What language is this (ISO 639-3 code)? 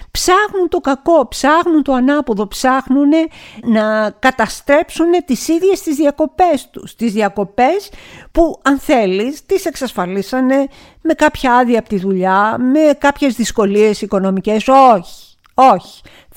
ell